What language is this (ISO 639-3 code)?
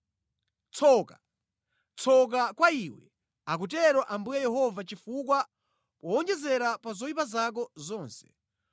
nya